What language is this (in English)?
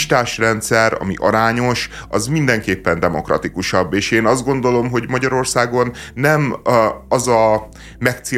Hungarian